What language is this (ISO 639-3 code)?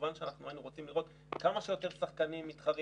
heb